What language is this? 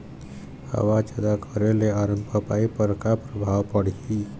Chhattisgarhi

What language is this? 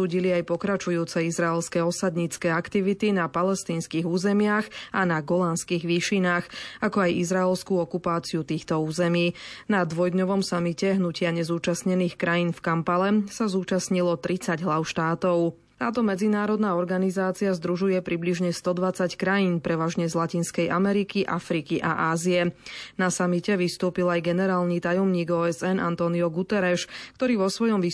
Slovak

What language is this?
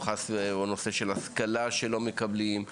Hebrew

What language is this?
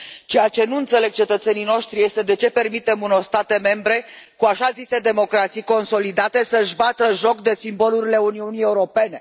Romanian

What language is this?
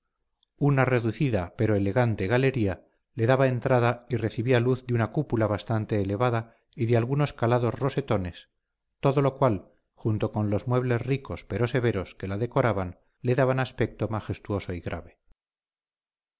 Spanish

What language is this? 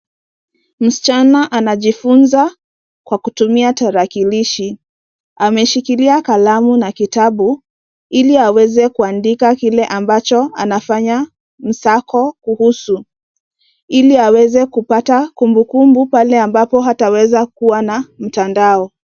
Swahili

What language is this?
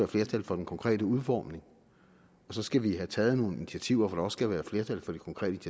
Danish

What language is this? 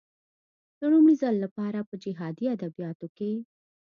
Pashto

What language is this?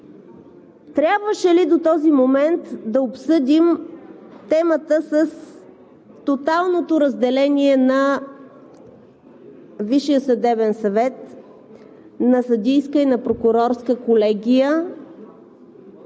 Bulgarian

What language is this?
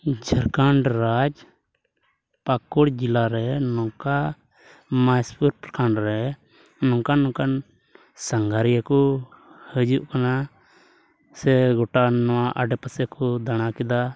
Santali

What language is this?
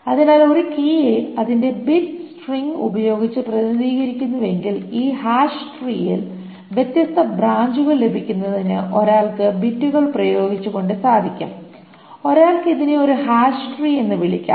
Malayalam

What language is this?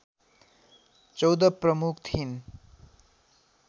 Nepali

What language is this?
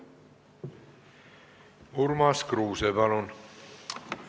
Estonian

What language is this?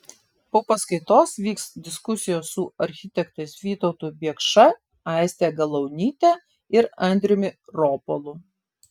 Lithuanian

